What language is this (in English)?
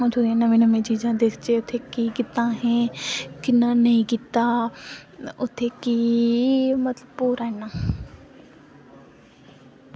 Dogri